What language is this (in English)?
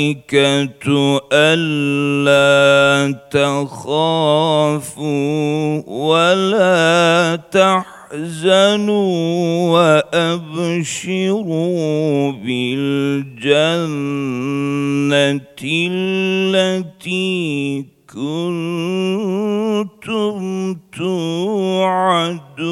Turkish